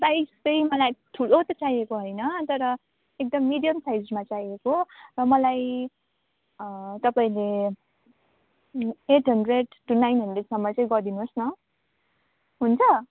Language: Nepali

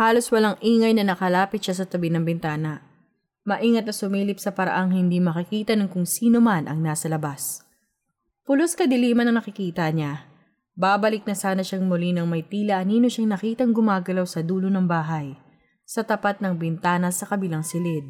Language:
Filipino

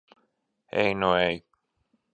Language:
Latvian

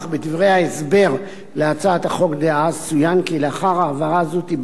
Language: Hebrew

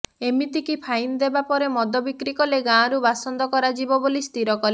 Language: Odia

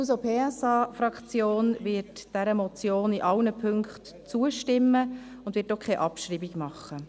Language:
Swiss German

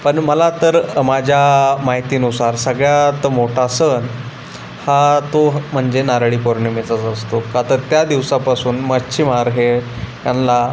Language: Marathi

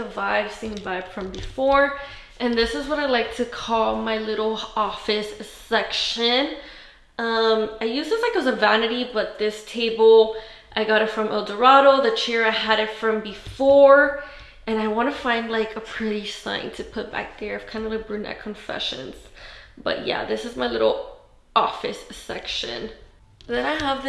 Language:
English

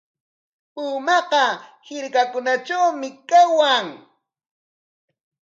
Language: Corongo Ancash Quechua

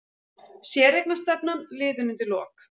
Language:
Icelandic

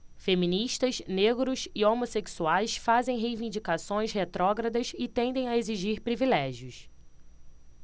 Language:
Portuguese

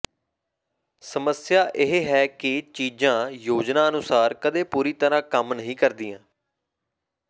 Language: Punjabi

